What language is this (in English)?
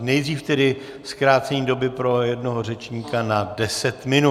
Czech